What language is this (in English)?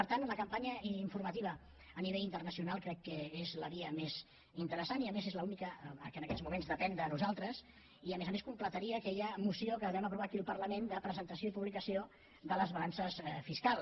Catalan